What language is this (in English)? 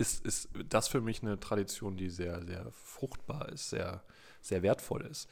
German